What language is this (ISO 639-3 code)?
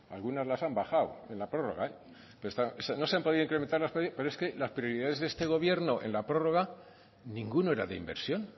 spa